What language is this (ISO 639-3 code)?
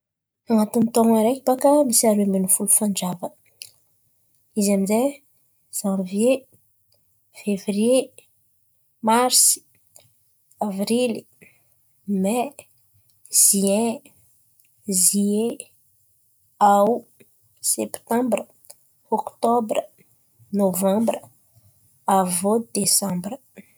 xmv